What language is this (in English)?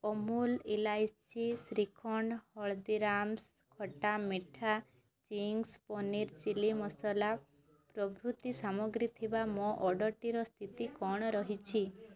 Odia